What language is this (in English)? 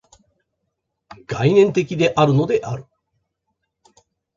Japanese